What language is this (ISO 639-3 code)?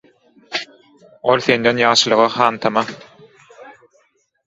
tuk